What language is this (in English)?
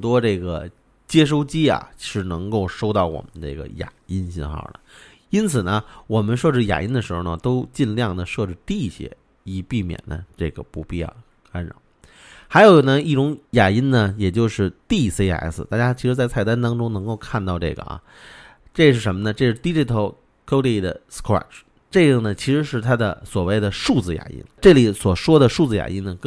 Chinese